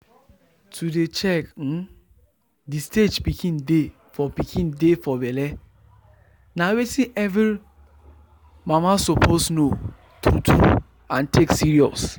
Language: Nigerian Pidgin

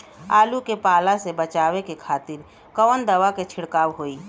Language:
Bhojpuri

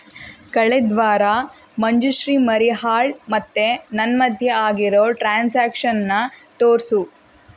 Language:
Kannada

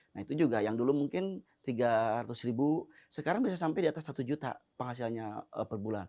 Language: Indonesian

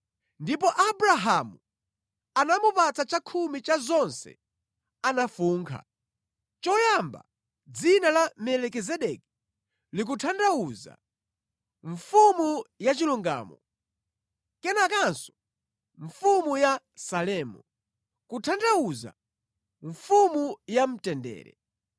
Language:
Nyanja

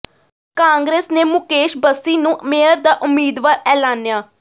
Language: Punjabi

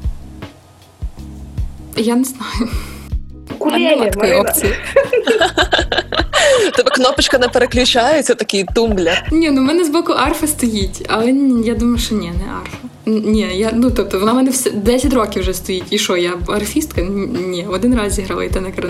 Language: Ukrainian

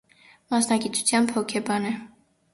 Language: Armenian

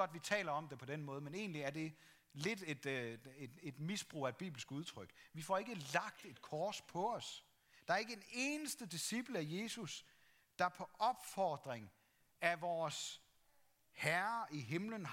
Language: Danish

